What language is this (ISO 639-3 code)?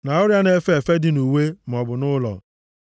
ibo